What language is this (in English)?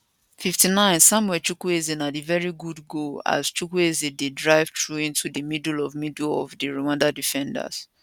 Nigerian Pidgin